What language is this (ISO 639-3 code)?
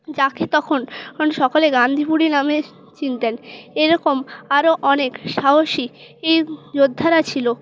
ben